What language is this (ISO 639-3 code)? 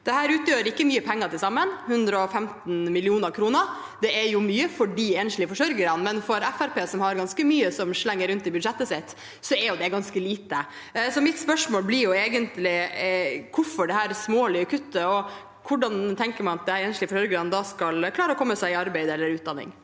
nor